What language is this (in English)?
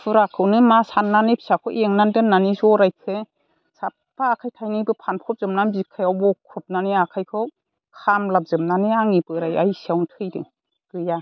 Bodo